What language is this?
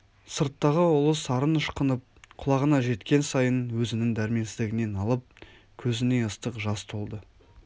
Kazakh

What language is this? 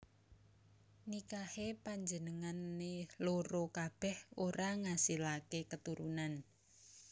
Javanese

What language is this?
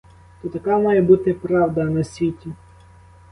Ukrainian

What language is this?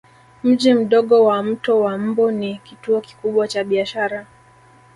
Swahili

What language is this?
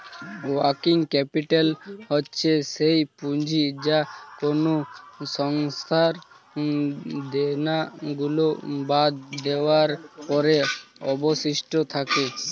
Bangla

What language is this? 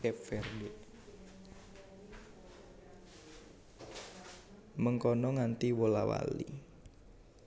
Javanese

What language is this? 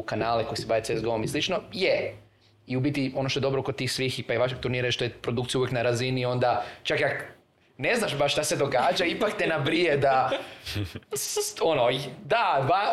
Croatian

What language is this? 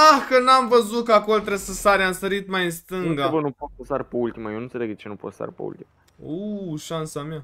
Romanian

